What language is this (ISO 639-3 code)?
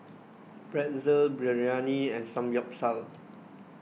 eng